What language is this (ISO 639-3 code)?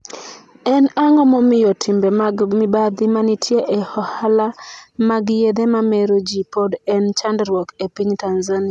luo